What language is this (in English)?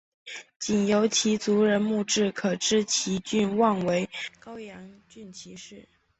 Chinese